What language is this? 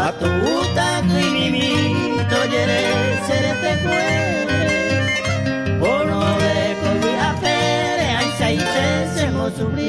Spanish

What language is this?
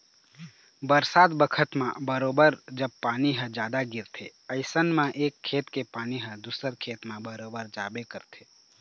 Chhattisgarhi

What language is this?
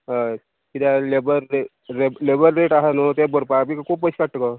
Konkani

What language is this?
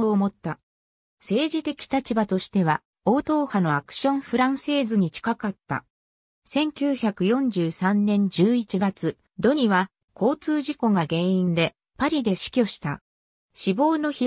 Japanese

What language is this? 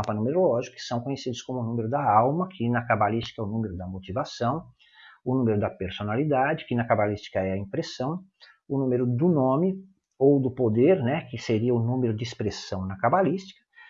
Portuguese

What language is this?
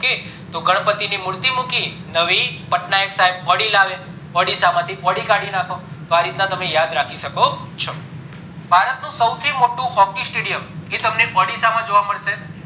Gujarati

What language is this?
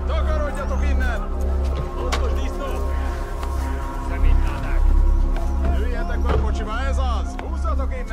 Hungarian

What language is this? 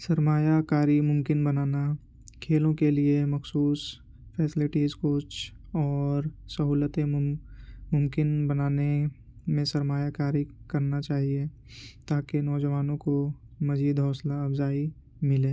Urdu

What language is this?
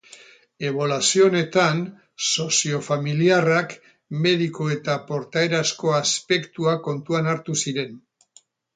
Basque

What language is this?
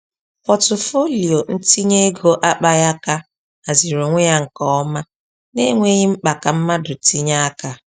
Igbo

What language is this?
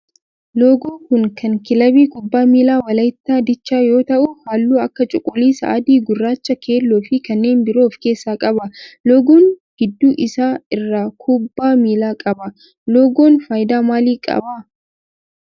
Oromo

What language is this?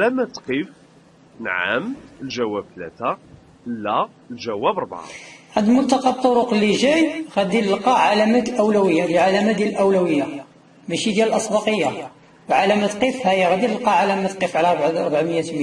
Arabic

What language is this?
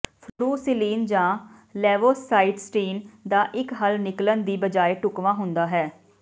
Punjabi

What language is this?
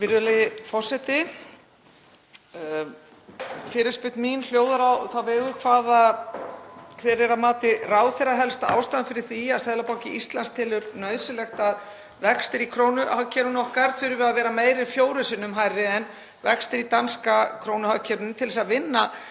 Icelandic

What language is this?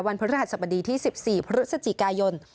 Thai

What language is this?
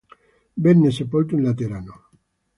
Italian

